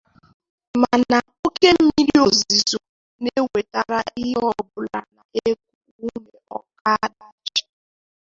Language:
Igbo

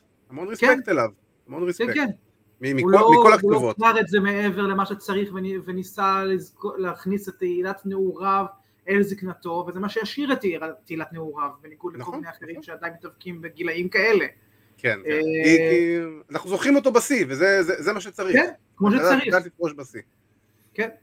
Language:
Hebrew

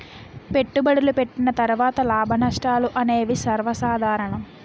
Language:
Telugu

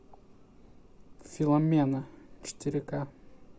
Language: Russian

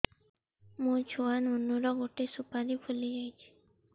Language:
Odia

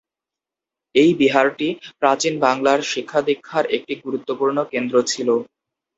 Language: Bangla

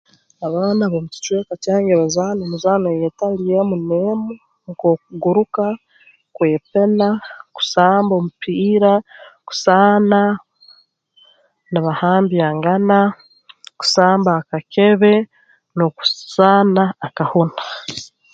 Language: Tooro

